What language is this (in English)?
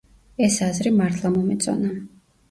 Georgian